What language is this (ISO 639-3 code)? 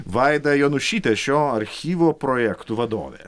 lit